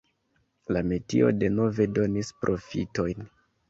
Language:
Esperanto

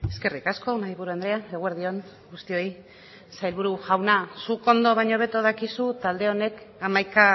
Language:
Basque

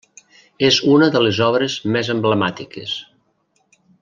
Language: Catalan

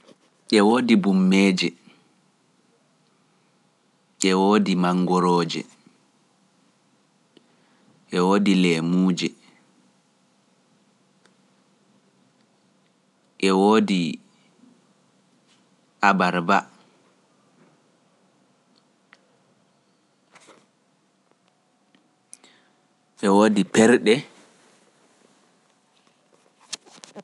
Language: Pular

